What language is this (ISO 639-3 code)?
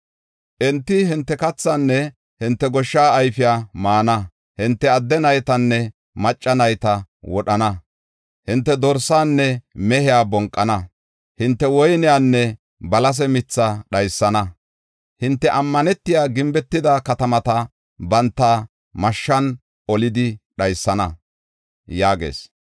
gof